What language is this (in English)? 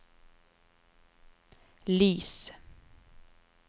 Norwegian